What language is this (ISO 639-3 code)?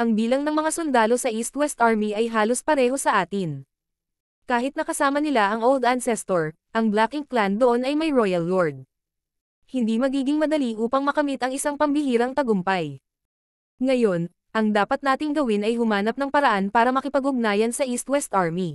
fil